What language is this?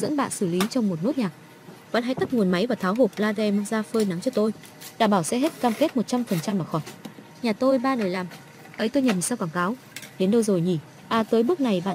Vietnamese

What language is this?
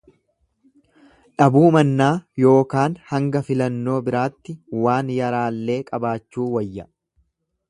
Oromo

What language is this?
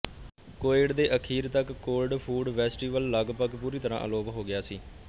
Punjabi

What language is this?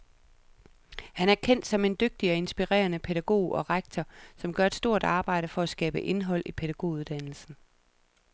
Danish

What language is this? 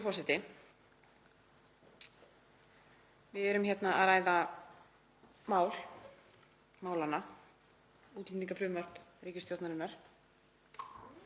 Icelandic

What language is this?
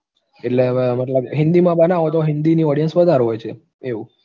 Gujarati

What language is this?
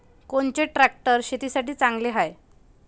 Marathi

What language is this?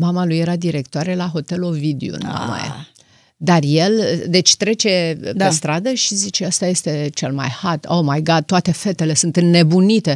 Romanian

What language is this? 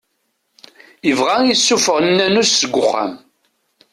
Kabyle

